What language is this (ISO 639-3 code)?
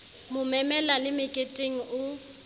sot